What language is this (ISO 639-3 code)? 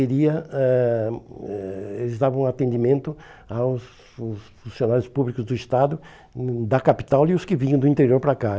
por